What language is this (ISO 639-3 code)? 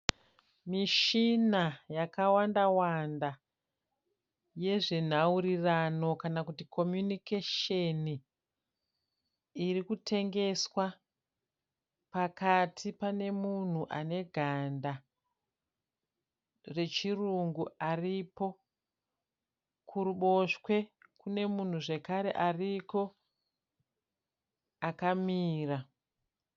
sna